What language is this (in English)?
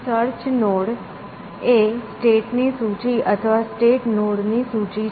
Gujarati